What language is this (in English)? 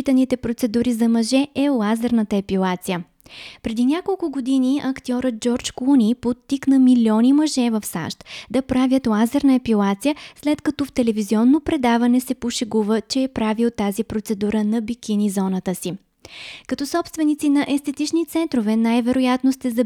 Bulgarian